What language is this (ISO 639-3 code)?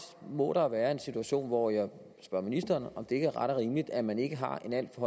dan